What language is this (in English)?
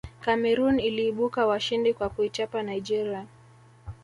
Swahili